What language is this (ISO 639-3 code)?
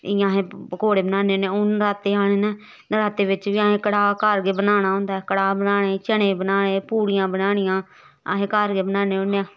doi